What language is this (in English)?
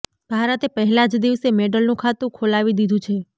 Gujarati